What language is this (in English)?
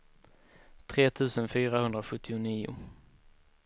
Swedish